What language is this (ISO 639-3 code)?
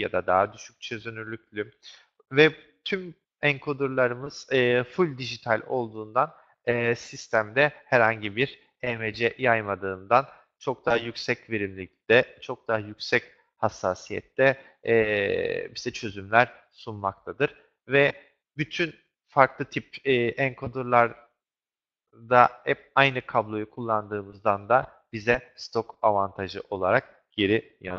tur